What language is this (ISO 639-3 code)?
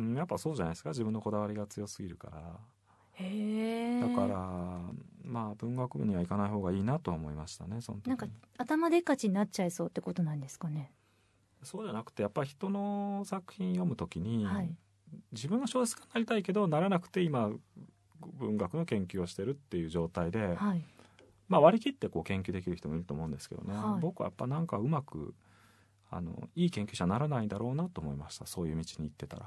jpn